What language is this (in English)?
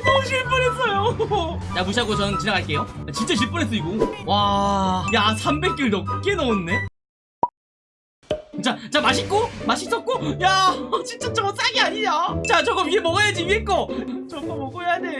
Korean